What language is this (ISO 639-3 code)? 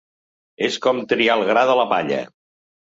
cat